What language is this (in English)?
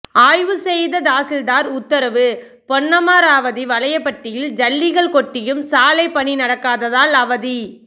Tamil